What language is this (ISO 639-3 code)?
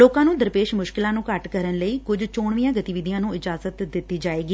pan